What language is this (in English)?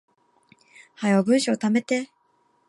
Japanese